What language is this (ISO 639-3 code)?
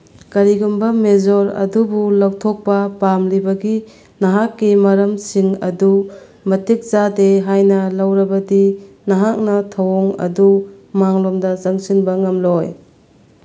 mni